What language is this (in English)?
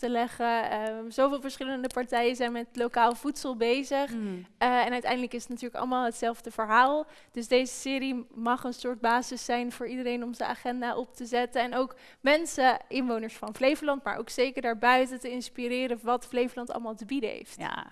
Dutch